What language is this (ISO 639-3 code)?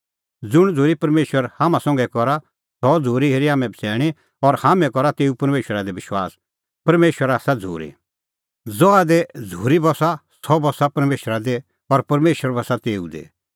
kfx